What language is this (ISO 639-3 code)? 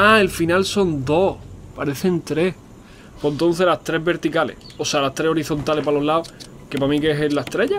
spa